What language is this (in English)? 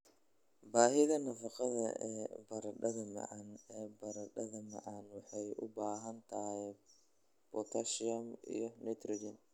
Somali